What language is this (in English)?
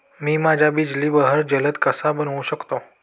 Marathi